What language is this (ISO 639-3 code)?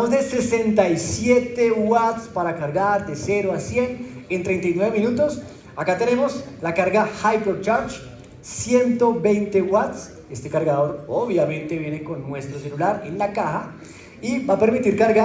spa